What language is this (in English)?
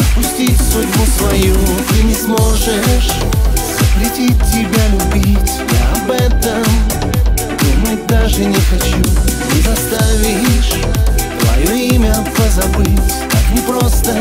Russian